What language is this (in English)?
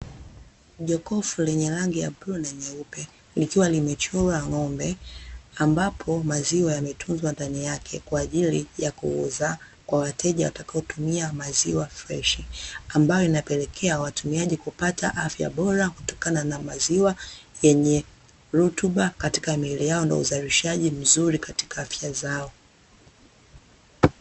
Swahili